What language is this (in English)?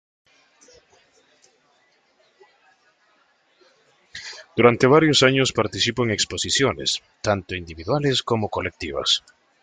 Spanish